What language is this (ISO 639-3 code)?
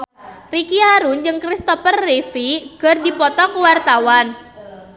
sun